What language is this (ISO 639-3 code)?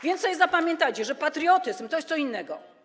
pol